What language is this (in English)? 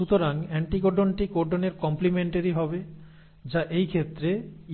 Bangla